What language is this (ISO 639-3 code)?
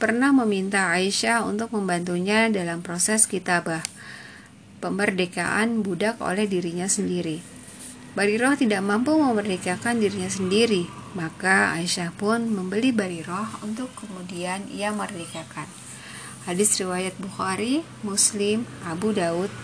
ind